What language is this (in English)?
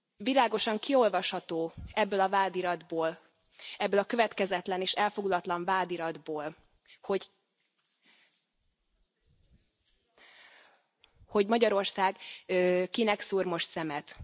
Hungarian